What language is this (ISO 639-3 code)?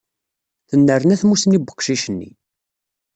kab